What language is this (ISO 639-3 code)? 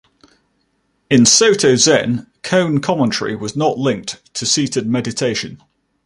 eng